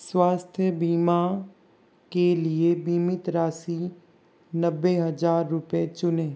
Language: Hindi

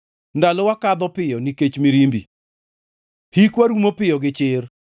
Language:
Luo (Kenya and Tanzania)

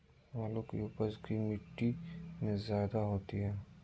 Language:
Magahi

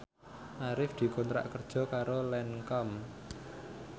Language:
Javanese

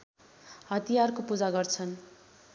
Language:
Nepali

